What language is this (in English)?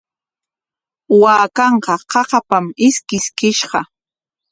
Corongo Ancash Quechua